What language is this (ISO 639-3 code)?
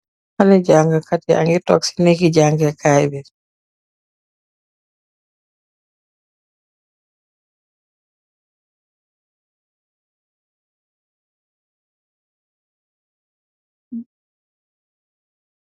wol